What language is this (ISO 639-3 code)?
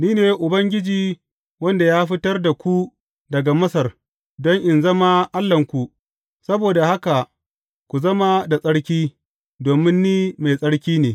hau